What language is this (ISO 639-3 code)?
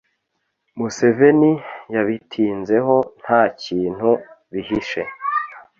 kin